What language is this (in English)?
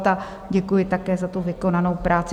Czech